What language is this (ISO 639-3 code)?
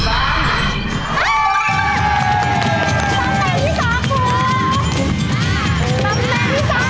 tha